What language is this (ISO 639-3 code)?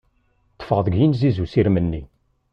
kab